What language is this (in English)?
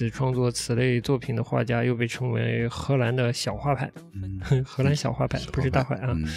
Chinese